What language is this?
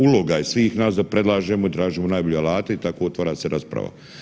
Croatian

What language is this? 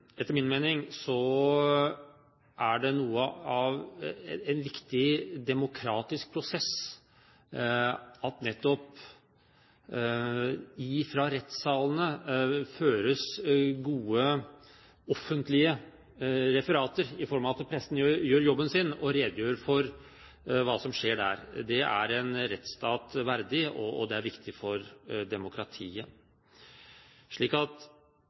Norwegian Bokmål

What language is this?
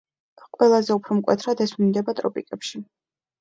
Georgian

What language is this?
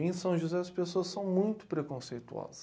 Portuguese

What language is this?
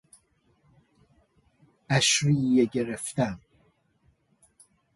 Persian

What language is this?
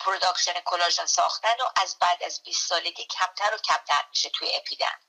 Persian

